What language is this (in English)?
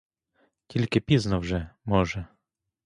Ukrainian